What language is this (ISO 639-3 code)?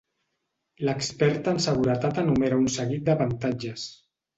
cat